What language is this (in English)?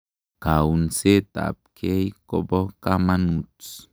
Kalenjin